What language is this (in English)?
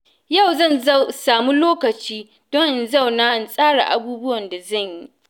Hausa